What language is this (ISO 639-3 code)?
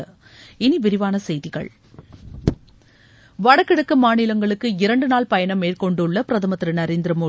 tam